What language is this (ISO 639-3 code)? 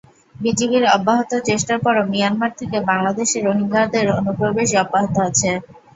ben